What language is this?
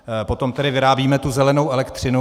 Czech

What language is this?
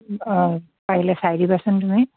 Assamese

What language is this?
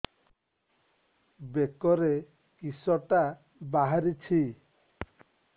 Odia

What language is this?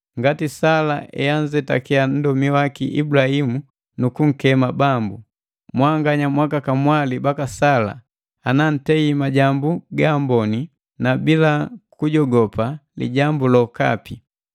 Matengo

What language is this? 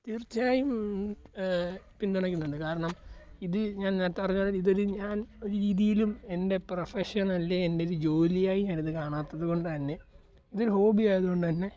Malayalam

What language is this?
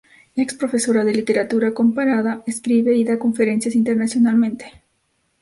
Spanish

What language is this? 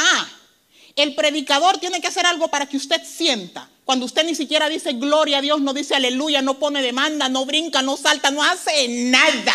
Spanish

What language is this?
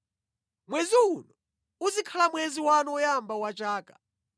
Nyanja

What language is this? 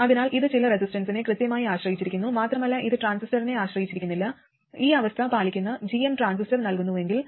Malayalam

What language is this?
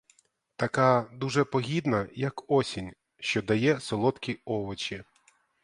Ukrainian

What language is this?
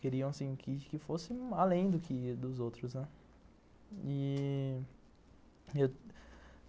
Portuguese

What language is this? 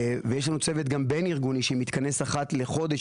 Hebrew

